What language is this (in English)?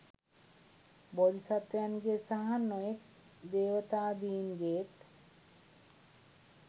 Sinhala